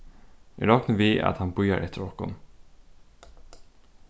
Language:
Faroese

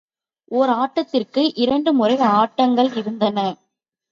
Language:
Tamil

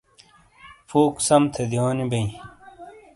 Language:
Shina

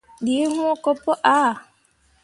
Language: Mundang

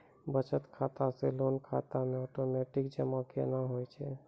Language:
Maithili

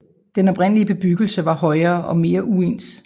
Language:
Danish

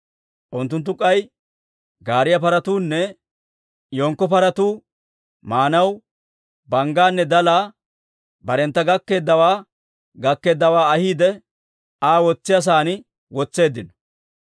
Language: Dawro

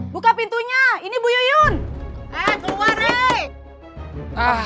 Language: Indonesian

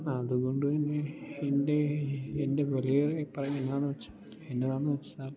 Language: Malayalam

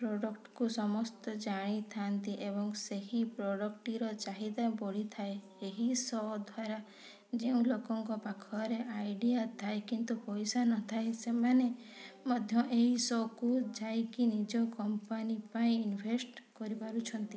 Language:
Odia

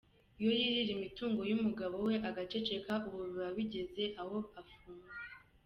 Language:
Kinyarwanda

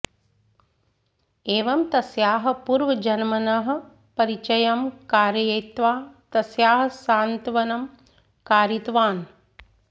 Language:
Sanskrit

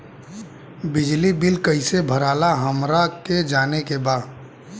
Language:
Bhojpuri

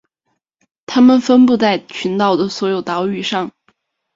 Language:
Chinese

